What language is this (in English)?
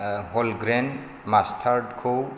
Bodo